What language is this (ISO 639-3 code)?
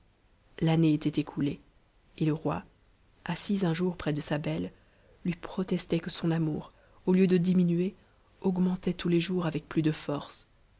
fra